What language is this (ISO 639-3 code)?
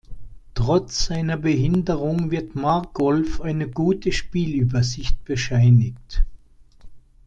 deu